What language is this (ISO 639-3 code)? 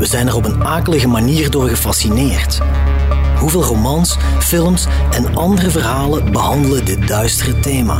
nld